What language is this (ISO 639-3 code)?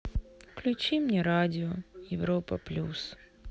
rus